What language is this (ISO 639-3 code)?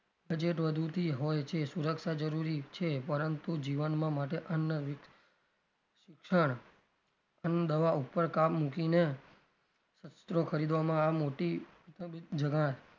guj